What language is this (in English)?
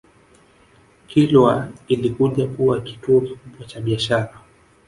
Swahili